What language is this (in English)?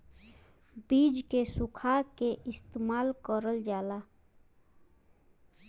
Bhojpuri